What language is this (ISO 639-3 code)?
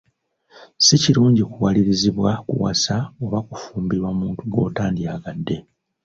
lug